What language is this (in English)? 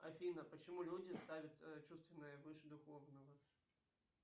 Russian